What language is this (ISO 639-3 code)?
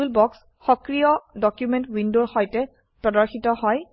asm